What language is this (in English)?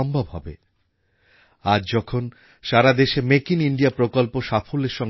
Bangla